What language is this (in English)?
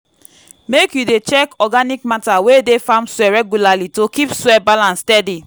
Nigerian Pidgin